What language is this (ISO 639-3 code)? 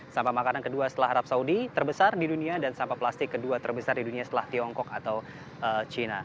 ind